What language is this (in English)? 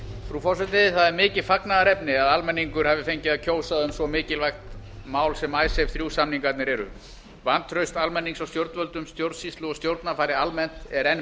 Icelandic